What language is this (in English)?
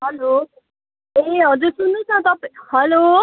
Nepali